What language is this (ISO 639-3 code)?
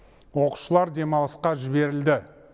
kaz